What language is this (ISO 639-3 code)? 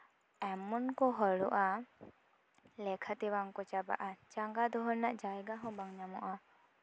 sat